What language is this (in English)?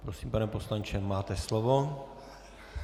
Czech